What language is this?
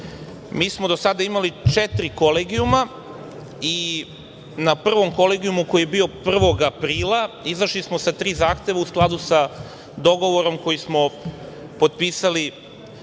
Serbian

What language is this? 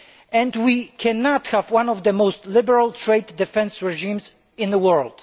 English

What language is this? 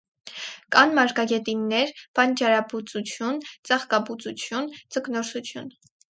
Armenian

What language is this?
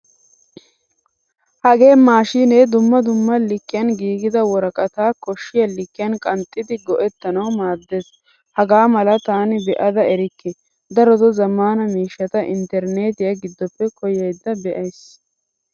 Wolaytta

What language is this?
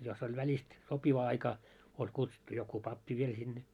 Finnish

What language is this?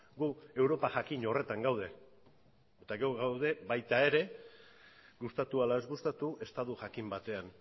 Basque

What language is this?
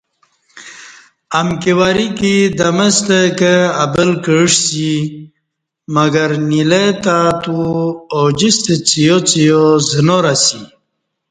Kati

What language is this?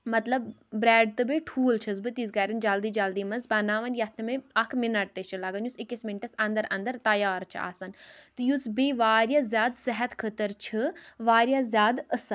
Kashmiri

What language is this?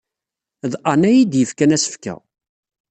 Kabyle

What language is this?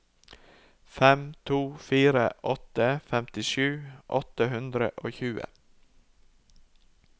Norwegian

